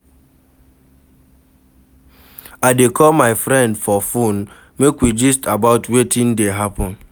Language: Nigerian Pidgin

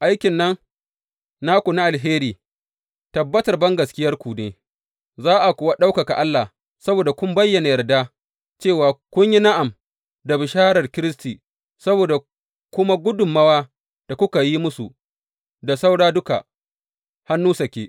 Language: Hausa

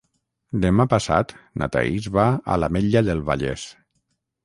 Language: Catalan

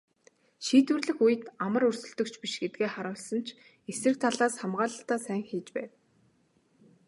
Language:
Mongolian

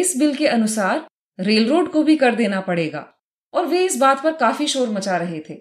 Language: Hindi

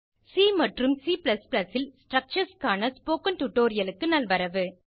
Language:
Tamil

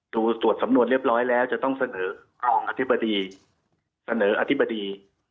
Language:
Thai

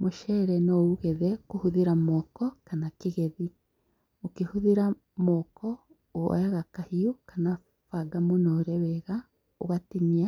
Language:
Kikuyu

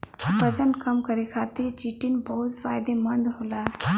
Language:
Bhojpuri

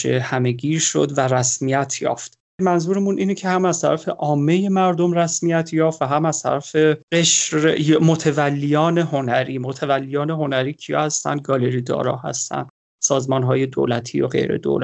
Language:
Persian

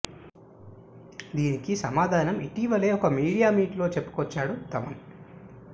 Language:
Telugu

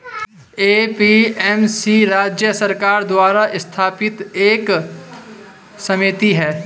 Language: Hindi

